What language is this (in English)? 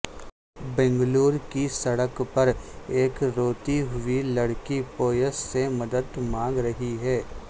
Urdu